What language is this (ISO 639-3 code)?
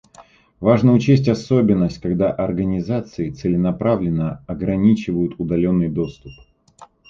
rus